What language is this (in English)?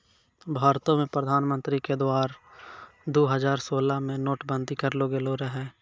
Maithili